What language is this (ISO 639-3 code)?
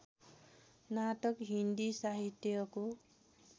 nep